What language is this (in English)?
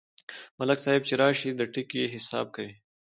Pashto